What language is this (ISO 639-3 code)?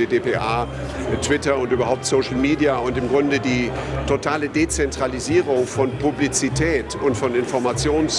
deu